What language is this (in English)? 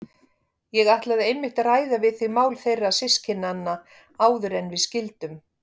Icelandic